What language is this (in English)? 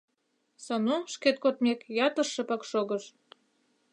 Mari